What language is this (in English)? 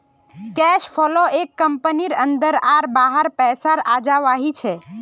Magahi